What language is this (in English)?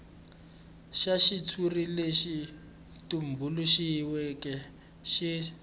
Tsonga